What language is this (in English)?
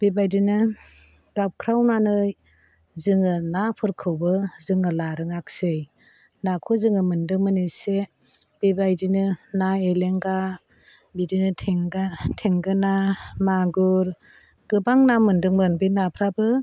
Bodo